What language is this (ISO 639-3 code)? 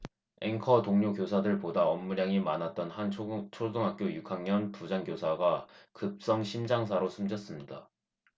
kor